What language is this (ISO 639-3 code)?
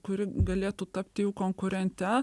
lit